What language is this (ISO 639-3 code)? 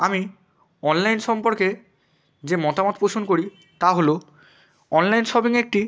ben